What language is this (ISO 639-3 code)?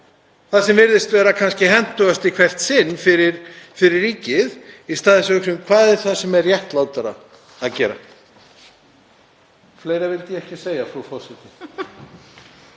isl